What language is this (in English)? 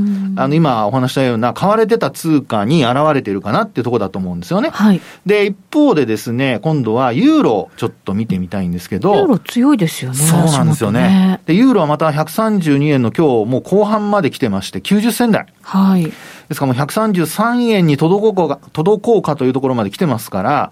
Japanese